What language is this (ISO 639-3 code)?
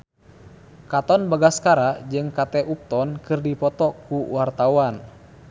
sun